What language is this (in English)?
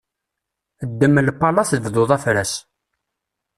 Kabyle